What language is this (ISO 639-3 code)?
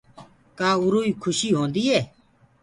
ggg